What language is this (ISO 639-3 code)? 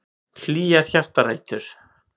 isl